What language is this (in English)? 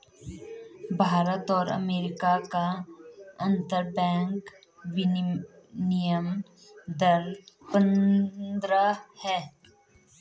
Hindi